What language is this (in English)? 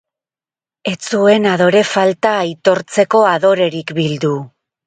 Basque